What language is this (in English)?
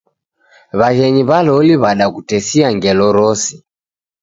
Taita